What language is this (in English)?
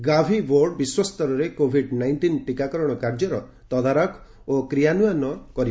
Odia